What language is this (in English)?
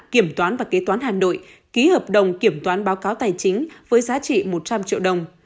Vietnamese